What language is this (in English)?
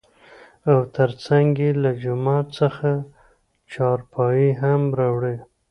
Pashto